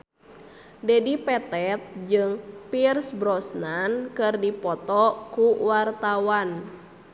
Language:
Sundanese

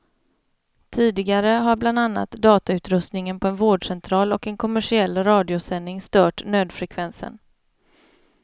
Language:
Swedish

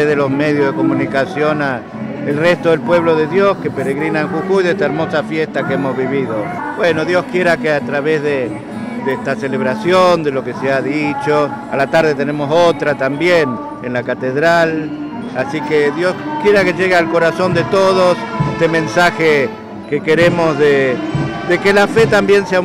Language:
Spanish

